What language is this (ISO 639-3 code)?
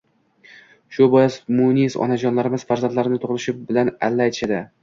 uzb